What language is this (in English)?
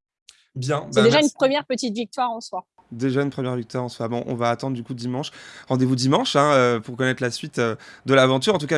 French